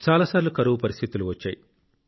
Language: Telugu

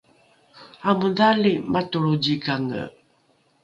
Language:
Rukai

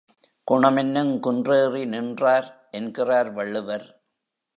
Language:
Tamil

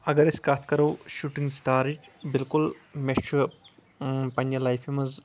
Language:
Kashmiri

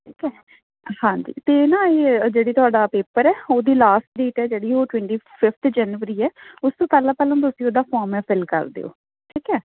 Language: Punjabi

